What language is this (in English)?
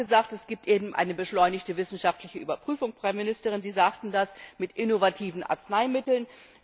German